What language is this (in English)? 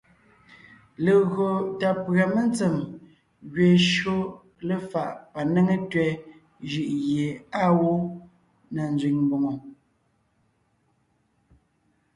Ngiemboon